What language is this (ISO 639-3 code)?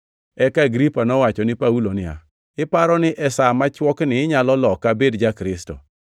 luo